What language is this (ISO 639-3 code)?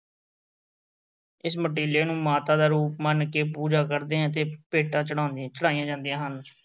pan